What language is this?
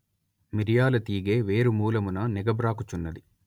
Telugu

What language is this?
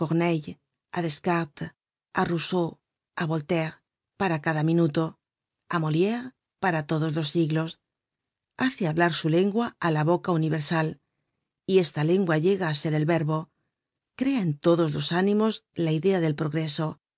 Spanish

